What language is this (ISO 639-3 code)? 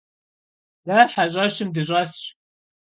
kbd